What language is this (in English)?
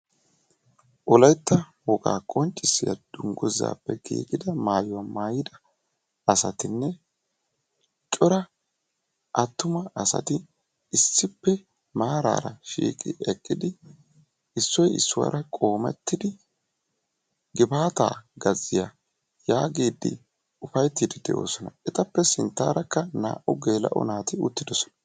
Wolaytta